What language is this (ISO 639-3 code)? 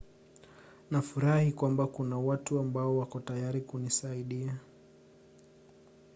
swa